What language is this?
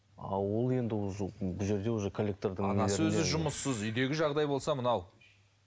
Kazakh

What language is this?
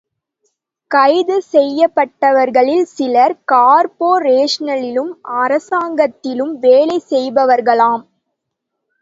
Tamil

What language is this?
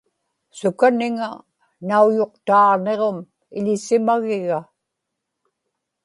Inupiaq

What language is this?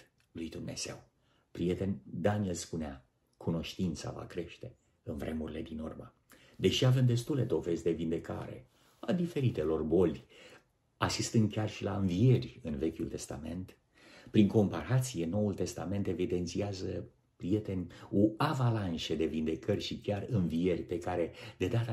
Romanian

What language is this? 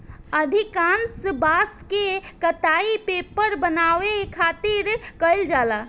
Bhojpuri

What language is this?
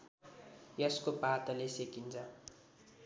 Nepali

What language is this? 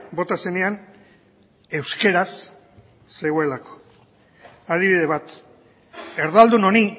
Basque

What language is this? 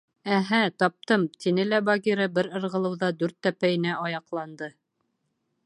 Bashkir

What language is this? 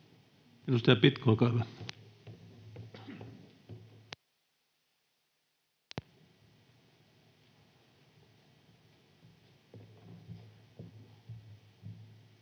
Finnish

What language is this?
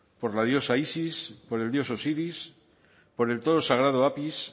Spanish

